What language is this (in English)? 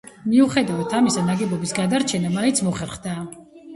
Georgian